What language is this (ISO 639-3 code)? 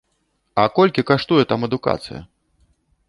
bel